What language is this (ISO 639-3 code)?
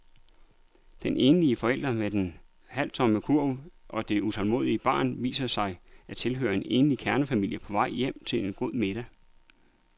dan